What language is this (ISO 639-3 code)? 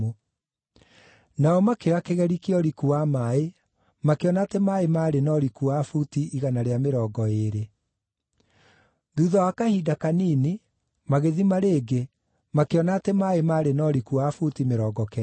kik